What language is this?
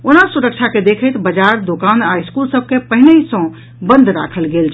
Maithili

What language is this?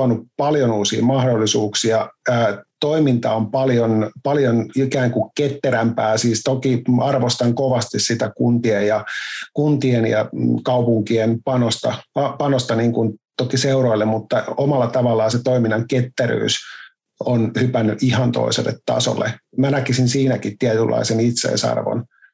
Finnish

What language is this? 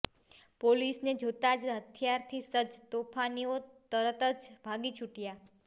Gujarati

